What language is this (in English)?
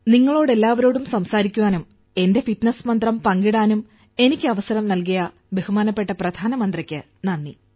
Malayalam